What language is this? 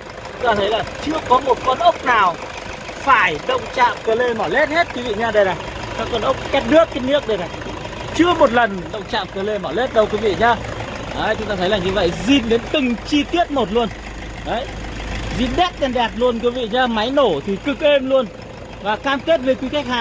Vietnamese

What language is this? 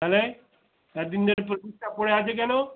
Bangla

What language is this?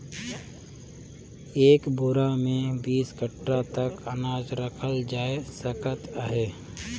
Chhattisgarhi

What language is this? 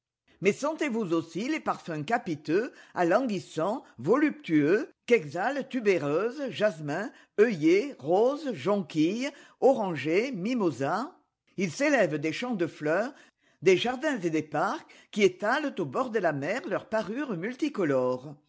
French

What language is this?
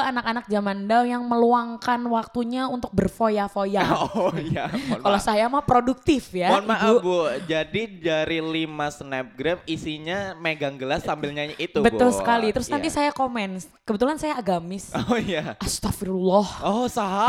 Indonesian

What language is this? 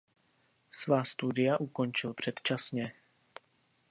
Czech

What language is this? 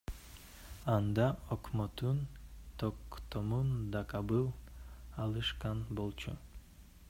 Kyrgyz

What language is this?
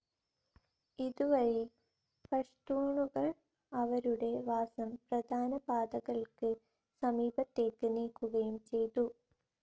Malayalam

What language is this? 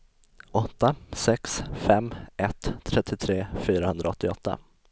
Swedish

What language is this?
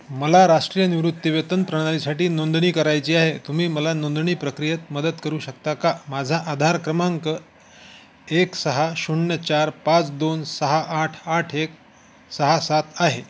Marathi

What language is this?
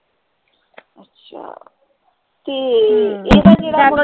Punjabi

